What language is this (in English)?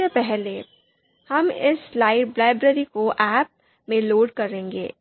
Hindi